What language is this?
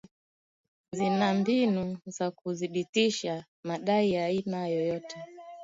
Swahili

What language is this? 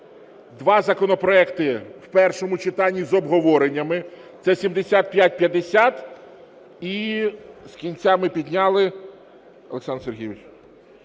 Ukrainian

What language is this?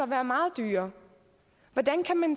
Danish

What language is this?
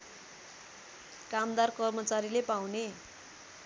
Nepali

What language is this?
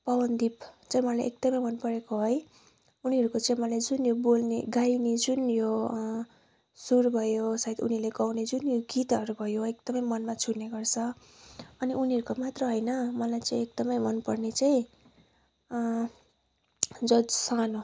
Nepali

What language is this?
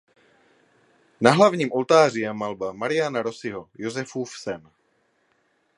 Czech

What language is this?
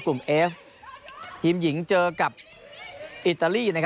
Thai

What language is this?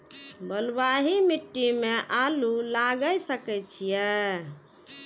Maithili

